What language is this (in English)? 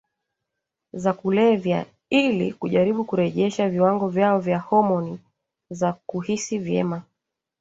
Swahili